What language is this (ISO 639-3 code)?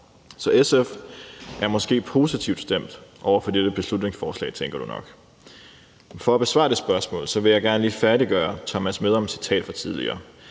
dan